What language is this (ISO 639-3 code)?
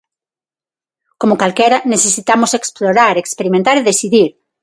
glg